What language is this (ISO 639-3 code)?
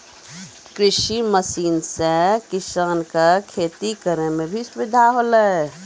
mai